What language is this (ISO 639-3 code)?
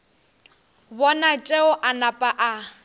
nso